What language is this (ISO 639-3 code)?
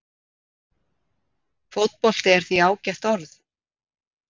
isl